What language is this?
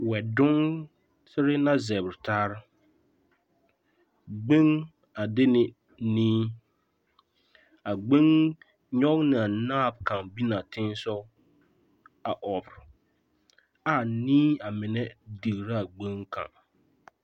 Southern Dagaare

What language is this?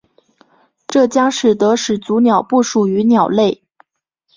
Chinese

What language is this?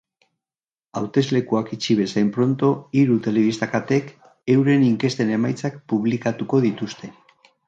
Basque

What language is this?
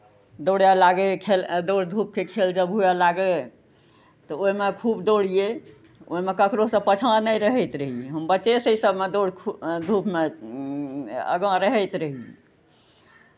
Maithili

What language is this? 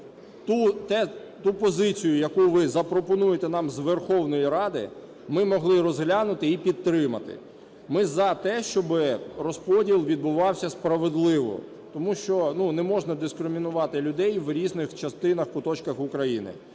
Ukrainian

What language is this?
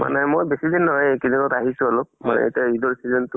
Assamese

